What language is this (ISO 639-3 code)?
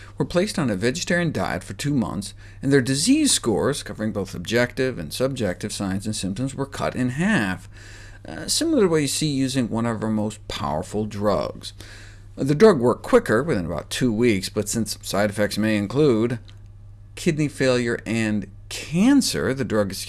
eng